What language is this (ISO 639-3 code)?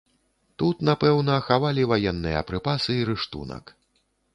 bel